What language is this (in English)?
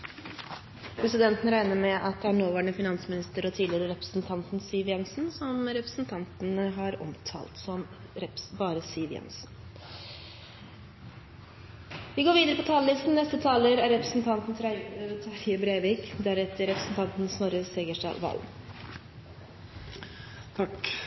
Norwegian